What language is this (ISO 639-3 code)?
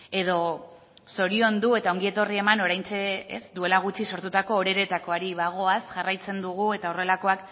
eus